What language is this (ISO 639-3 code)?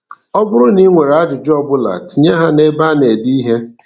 ibo